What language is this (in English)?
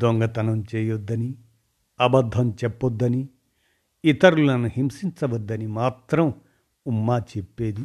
Telugu